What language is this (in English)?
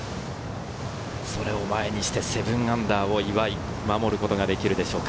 Japanese